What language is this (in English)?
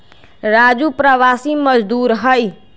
Magahi